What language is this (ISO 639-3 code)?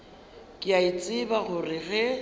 nso